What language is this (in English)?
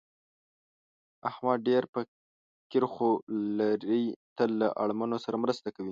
Pashto